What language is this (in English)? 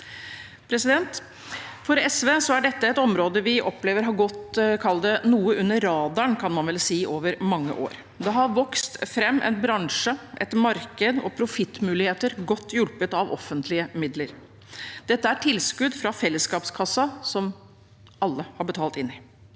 Norwegian